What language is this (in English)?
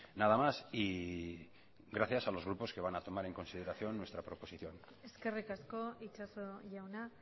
Spanish